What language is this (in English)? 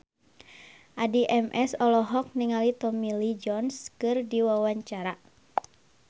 Sundanese